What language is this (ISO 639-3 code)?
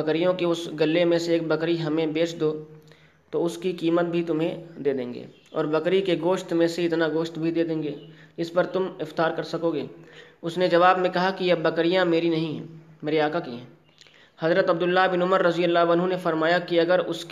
urd